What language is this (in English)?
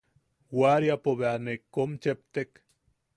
Yaqui